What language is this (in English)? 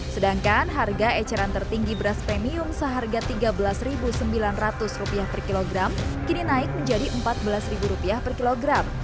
Indonesian